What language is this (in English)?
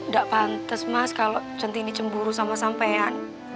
Indonesian